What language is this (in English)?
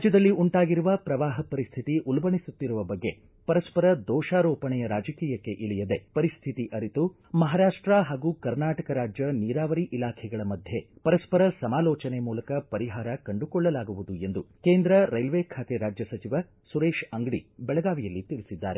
Kannada